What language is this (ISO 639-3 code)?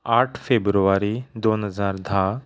kok